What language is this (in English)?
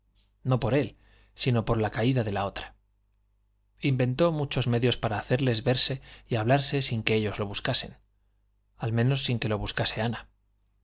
Spanish